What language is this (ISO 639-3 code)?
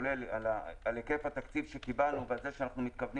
heb